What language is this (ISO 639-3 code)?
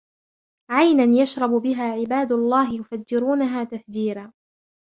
ara